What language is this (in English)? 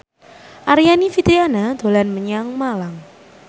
Javanese